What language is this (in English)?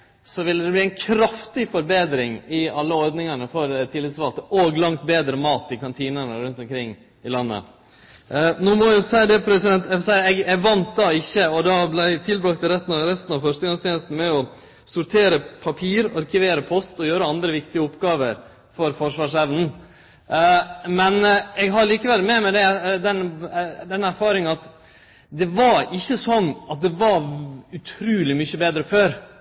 Norwegian Nynorsk